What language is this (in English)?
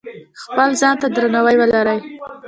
Pashto